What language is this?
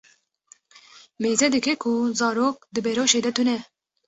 Kurdish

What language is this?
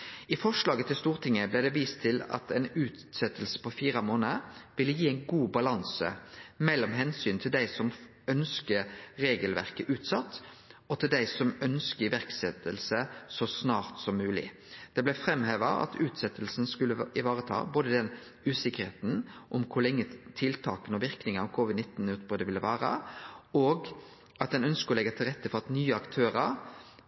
Norwegian Nynorsk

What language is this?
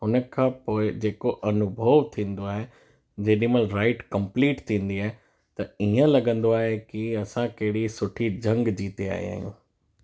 Sindhi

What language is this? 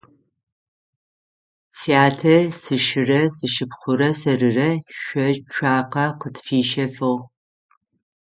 Adyghe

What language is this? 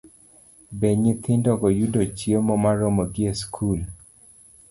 Luo (Kenya and Tanzania)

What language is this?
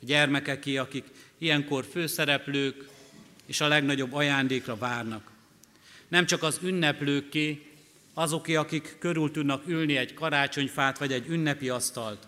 Hungarian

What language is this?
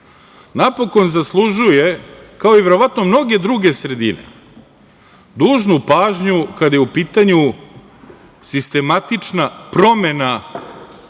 Serbian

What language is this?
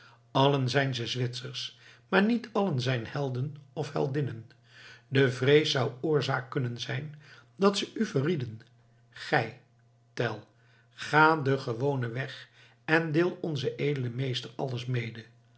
Dutch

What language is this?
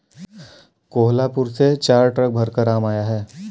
Hindi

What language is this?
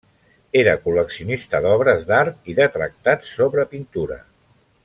Catalan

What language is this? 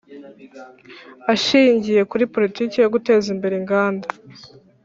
Kinyarwanda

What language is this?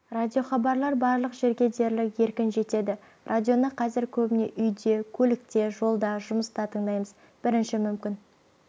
Kazakh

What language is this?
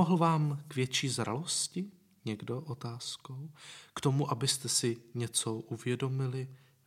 Czech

